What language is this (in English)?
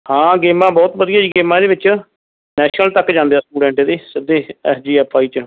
Punjabi